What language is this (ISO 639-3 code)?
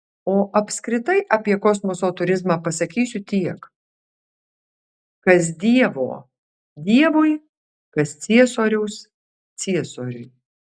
lit